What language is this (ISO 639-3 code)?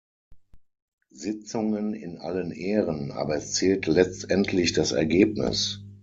deu